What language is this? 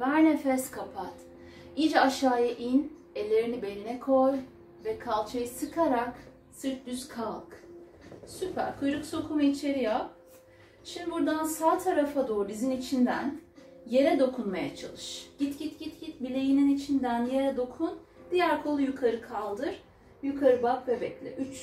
Turkish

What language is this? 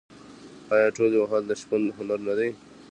Pashto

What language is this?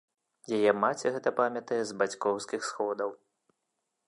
Belarusian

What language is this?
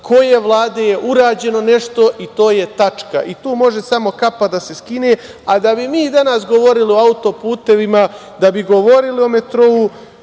Serbian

